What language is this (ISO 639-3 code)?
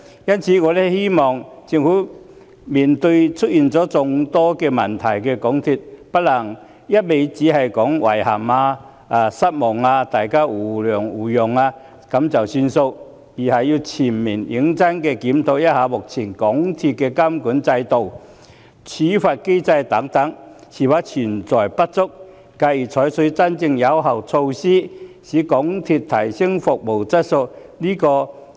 yue